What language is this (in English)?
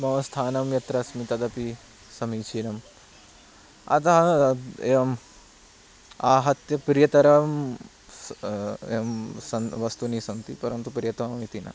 Sanskrit